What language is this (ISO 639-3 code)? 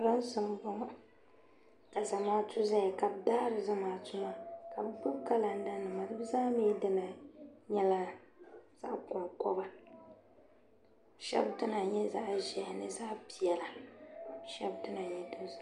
dag